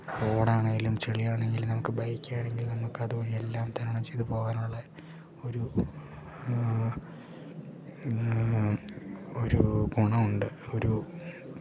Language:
Malayalam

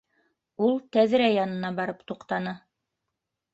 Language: Bashkir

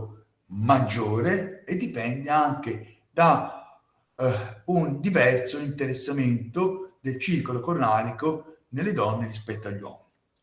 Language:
Italian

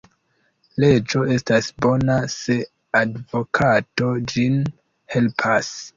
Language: Esperanto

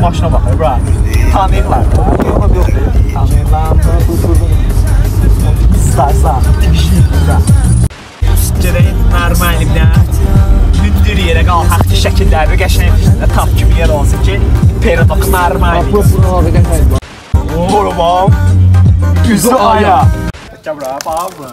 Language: Turkish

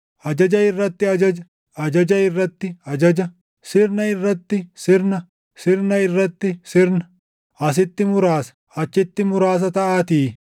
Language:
Oromo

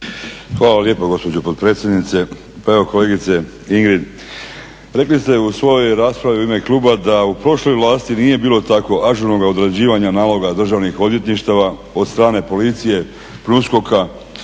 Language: Croatian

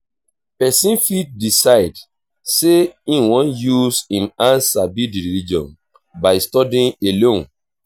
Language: Nigerian Pidgin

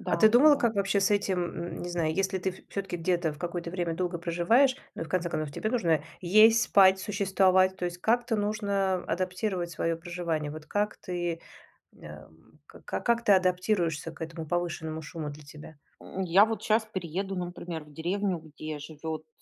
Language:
Russian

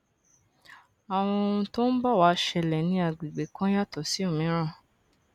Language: Yoruba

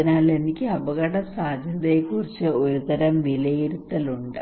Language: Malayalam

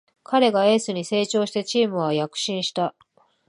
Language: Japanese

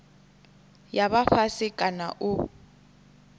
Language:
Venda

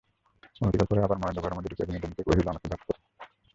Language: Bangla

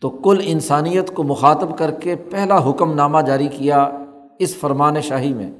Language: Urdu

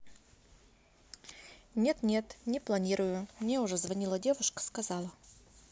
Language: Russian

